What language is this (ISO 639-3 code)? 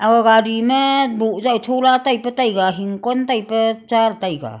nnp